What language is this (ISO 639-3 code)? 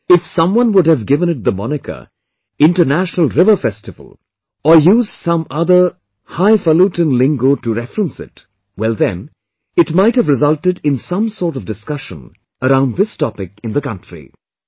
eng